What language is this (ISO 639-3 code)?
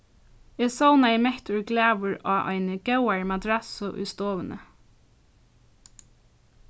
fao